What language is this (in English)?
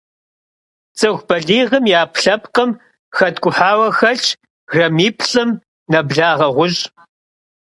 Kabardian